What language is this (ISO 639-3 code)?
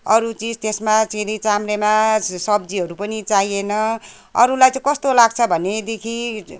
nep